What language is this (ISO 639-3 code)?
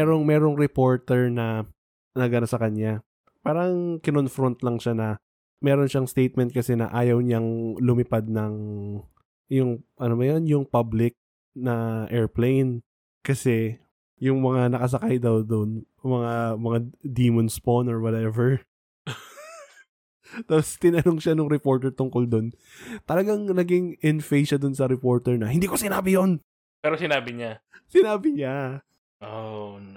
fil